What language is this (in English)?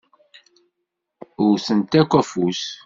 Kabyle